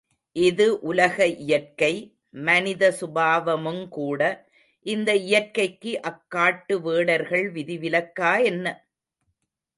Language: Tamil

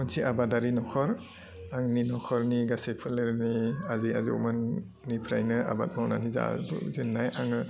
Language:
Bodo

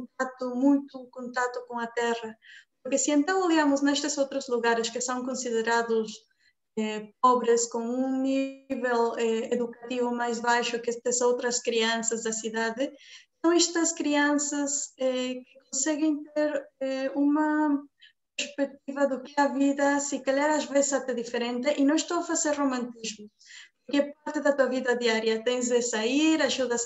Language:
Portuguese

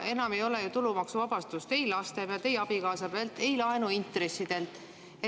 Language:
Estonian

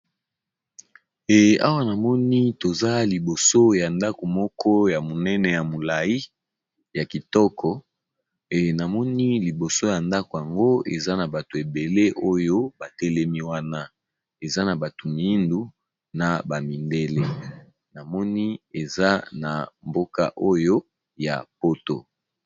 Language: Lingala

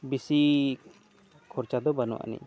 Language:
Santali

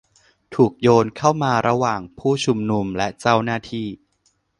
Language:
Thai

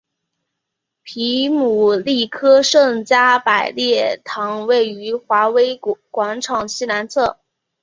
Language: Chinese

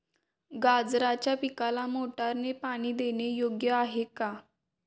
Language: Marathi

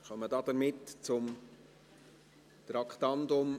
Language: Swiss German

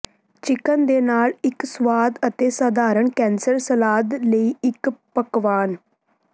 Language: Punjabi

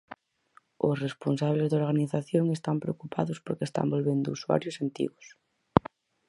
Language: Galician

